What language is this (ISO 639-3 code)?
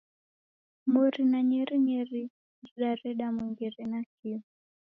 dav